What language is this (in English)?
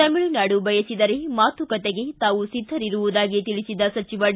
Kannada